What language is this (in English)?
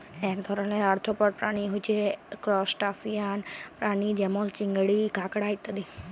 Bangla